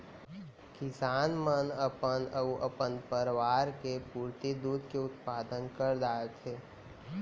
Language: Chhattisgarhi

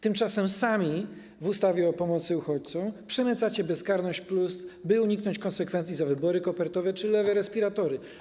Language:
Polish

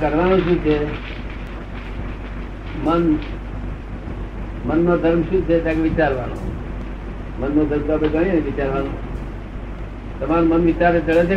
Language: Gujarati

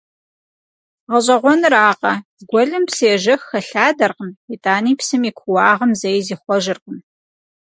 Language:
Kabardian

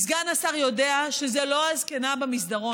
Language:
Hebrew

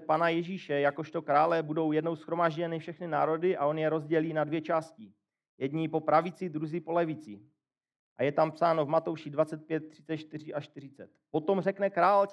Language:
Czech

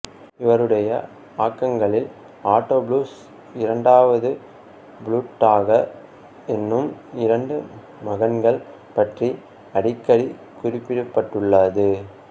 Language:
Tamil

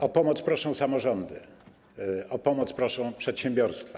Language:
Polish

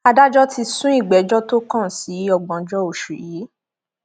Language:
Yoruba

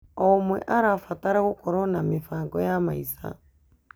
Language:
Kikuyu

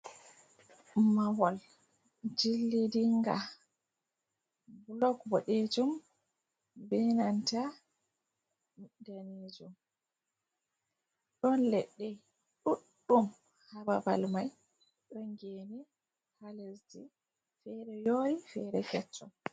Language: Fula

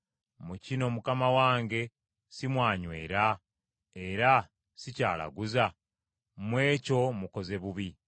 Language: Ganda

